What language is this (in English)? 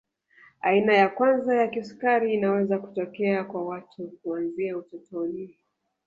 Swahili